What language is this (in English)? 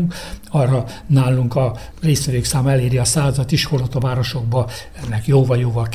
Hungarian